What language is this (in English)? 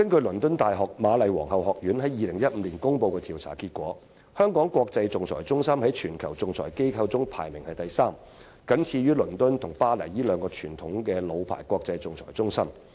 Cantonese